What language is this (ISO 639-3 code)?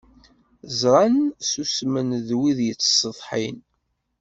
kab